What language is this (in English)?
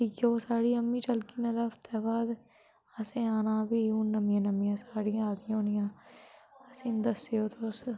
Dogri